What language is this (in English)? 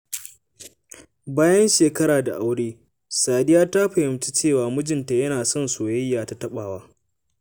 Hausa